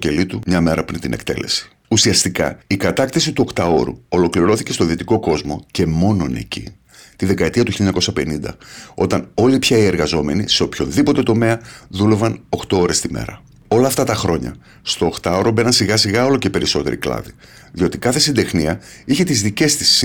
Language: Greek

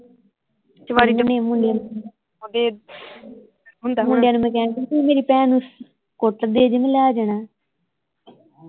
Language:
Punjabi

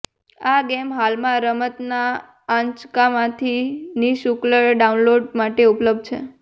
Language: Gujarati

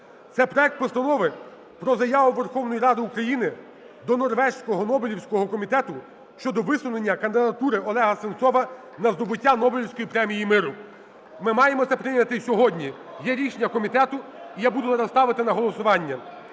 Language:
Ukrainian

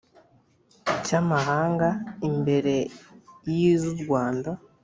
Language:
Kinyarwanda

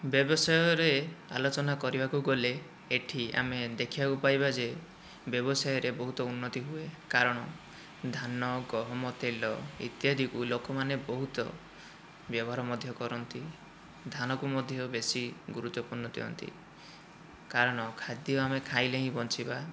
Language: Odia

